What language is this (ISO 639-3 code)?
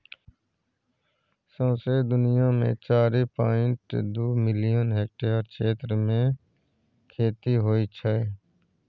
mai